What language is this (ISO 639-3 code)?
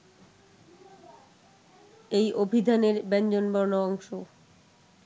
ben